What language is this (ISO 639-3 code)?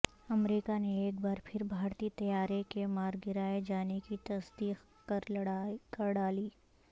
urd